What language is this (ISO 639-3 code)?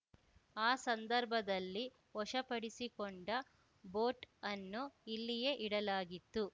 kan